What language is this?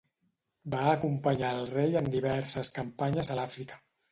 Catalan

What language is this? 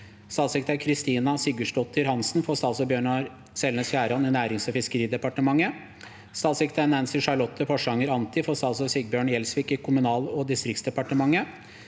Norwegian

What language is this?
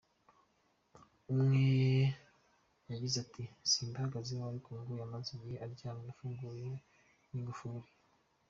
Kinyarwanda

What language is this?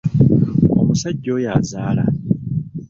Ganda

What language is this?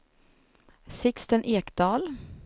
Swedish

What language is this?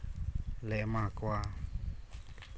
Santali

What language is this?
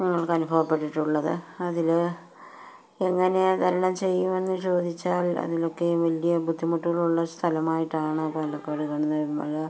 Malayalam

